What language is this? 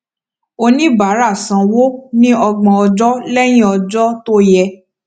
Yoruba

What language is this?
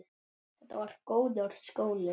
Icelandic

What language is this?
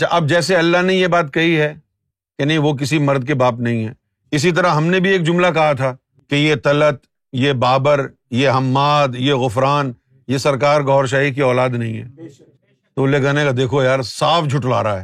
Urdu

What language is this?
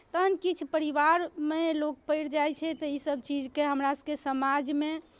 Maithili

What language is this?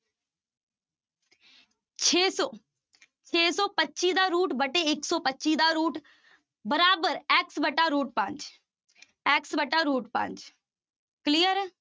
Punjabi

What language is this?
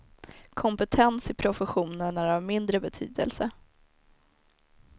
Swedish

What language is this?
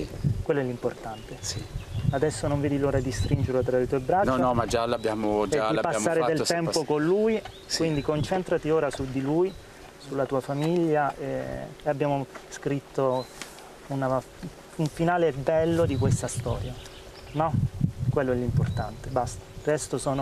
Italian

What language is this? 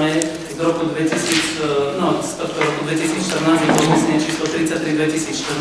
Slovak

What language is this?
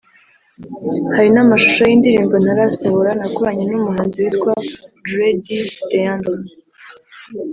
Kinyarwanda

